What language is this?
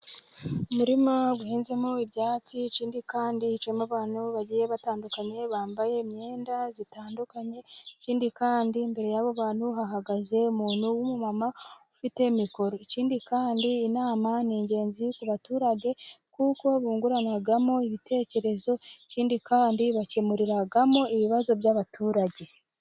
Kinyarwanda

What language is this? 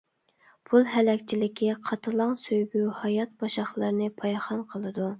Uyghur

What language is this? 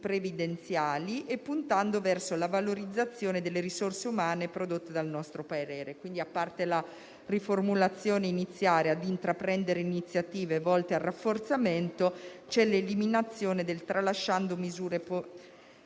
Italian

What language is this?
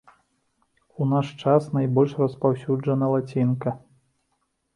Belarusian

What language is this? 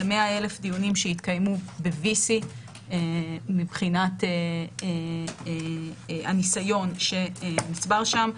Hebrew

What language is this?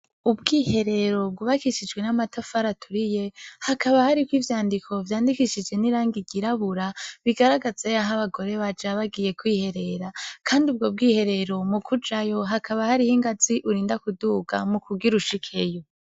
Rundi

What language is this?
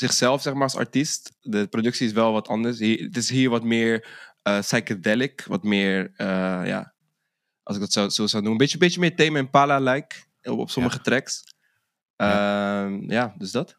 Dutch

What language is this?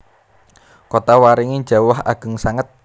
Javanese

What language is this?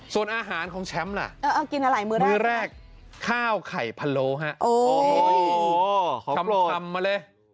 Thai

